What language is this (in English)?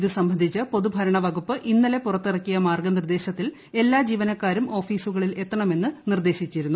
Malayalam